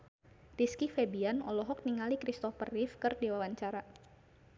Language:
Sundanese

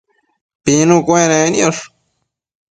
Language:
Matsés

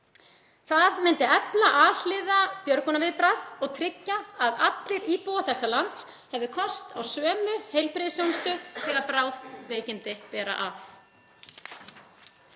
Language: Icelandic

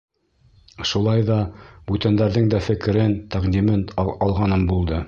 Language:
Bashkir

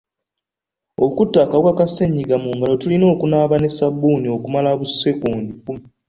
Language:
Ganda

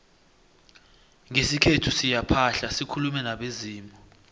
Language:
South Ndebele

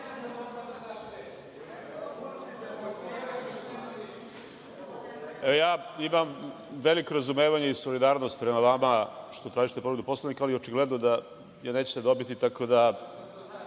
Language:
Serbian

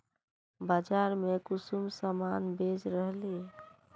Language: Magahi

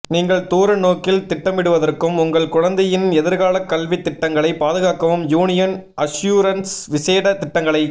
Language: Tamil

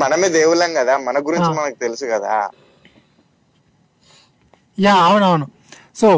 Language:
Telugu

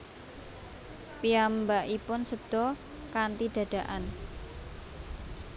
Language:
Javanese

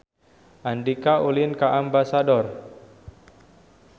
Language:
Sundanese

